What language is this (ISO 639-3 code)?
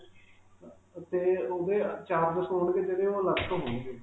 pan